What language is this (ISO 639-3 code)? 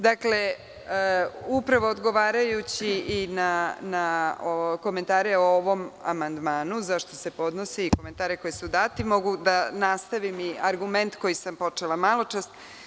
srp